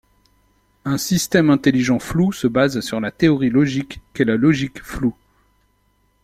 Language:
French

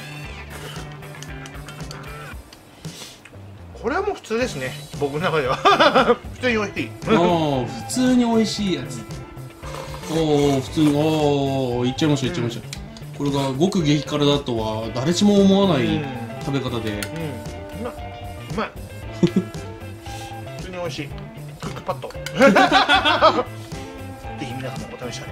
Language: Japanese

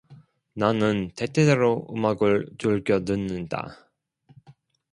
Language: Korean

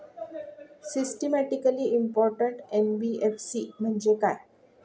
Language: Marathi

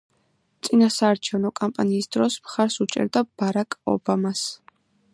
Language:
Georgian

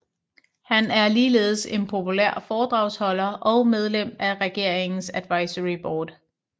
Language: Danish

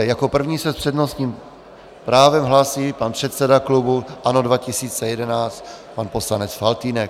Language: Czech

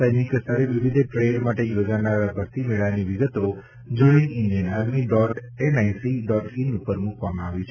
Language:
Gujarati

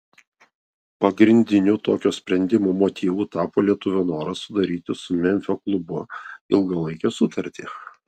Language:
Lithuanian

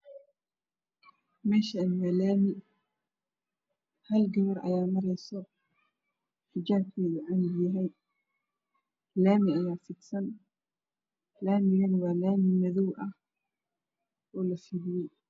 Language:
Somali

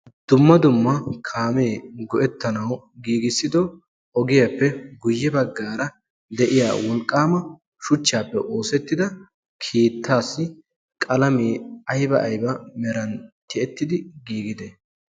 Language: Wolaytta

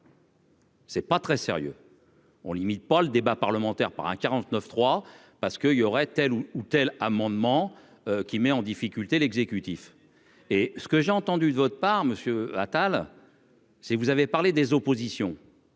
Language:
French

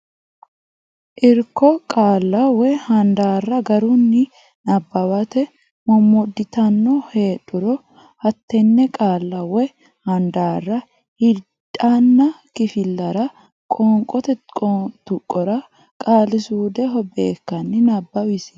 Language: Sidamo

